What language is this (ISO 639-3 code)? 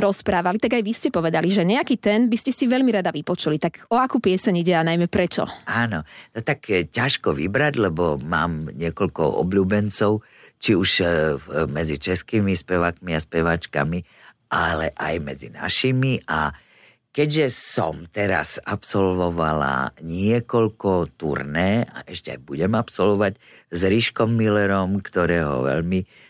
slk